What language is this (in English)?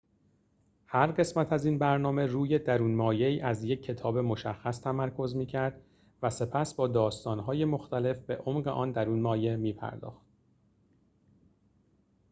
Persian